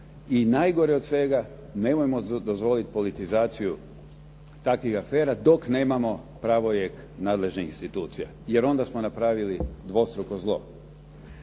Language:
Croatian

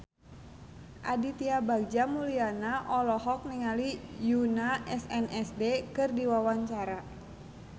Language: Sundanese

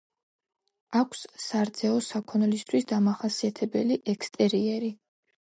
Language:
Georgian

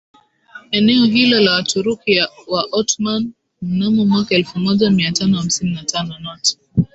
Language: Swahili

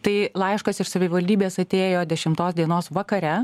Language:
Lithuanian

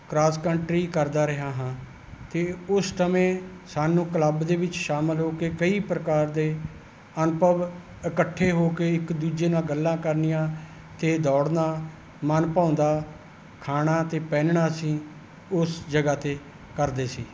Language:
Punjabi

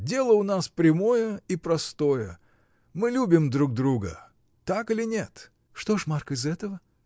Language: Russian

